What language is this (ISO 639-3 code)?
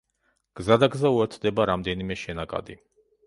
kat